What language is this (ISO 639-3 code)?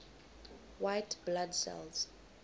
eng